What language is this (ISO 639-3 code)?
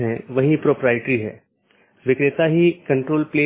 hin